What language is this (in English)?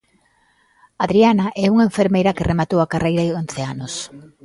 Galician